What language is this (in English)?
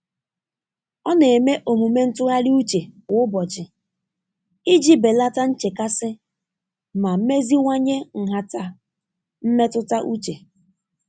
Igbo